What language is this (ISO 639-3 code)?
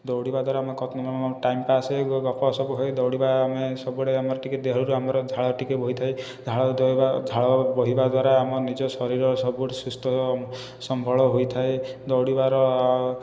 ori